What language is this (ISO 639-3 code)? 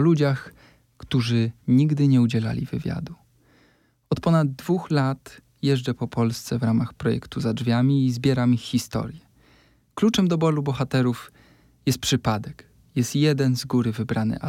pol